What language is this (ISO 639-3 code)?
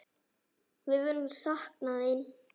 isl